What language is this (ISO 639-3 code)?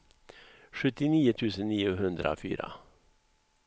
swe